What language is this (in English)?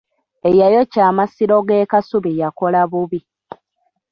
Ganda